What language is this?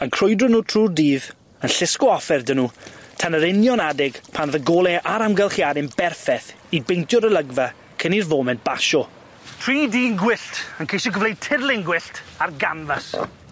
Welsh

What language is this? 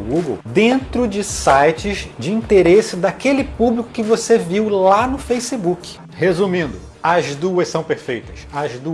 Portuguese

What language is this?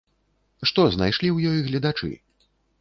Belarusian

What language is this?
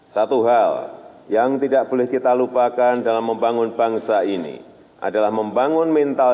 Indonesian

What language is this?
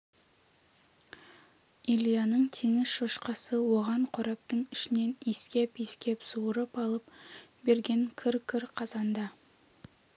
Kazakh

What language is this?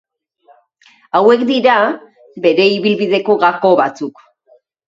Basque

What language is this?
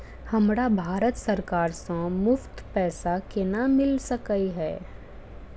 Maithili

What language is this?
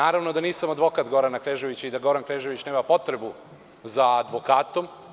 Serbian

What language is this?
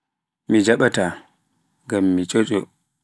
Pular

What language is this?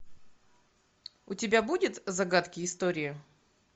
Russian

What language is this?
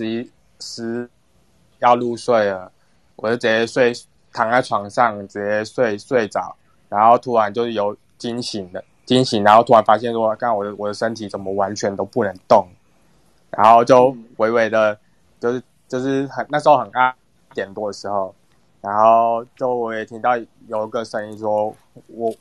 Chinese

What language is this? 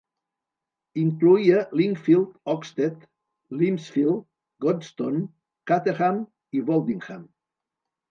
Catalan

